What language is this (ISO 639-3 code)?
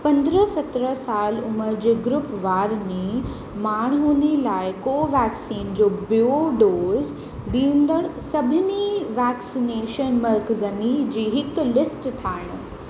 snd